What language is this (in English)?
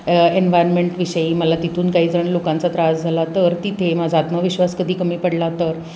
Marathi